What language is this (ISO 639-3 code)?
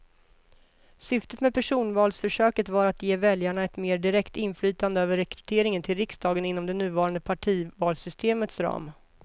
swe